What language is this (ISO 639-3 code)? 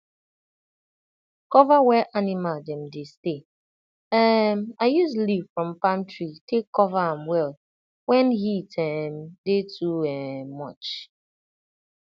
pcm